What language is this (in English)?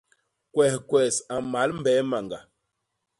Basaa